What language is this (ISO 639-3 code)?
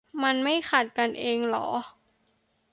tha